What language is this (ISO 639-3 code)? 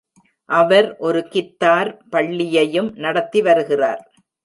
tam